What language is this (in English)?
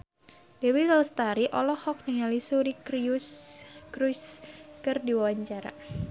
Sundanese